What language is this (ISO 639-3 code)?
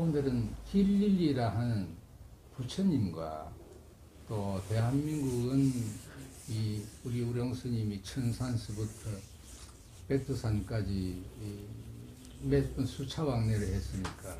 kor